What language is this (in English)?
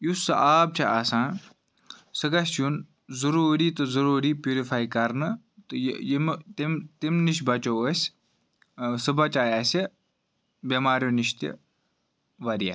Kashmiri